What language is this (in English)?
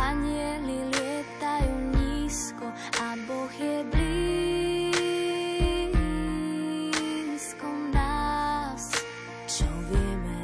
Slovak